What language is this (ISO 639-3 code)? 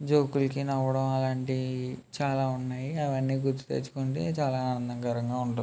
tel